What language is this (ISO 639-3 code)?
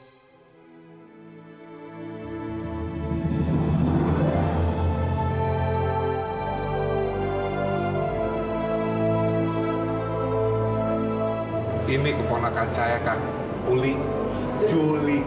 ind